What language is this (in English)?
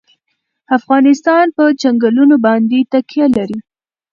Pashto